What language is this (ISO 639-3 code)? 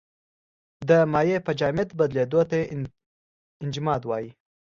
pus